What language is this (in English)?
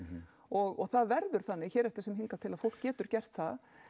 Icelandic